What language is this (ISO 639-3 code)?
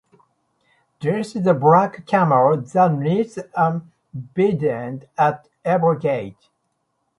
eng